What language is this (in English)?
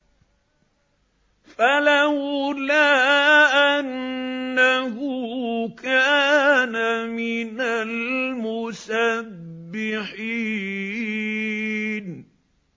Arabic